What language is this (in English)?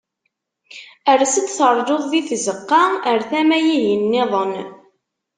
Kabyle